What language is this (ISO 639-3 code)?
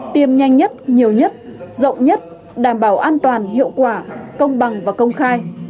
vie